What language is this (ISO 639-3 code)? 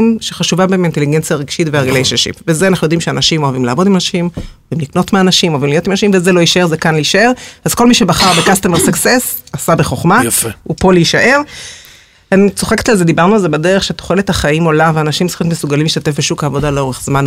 heb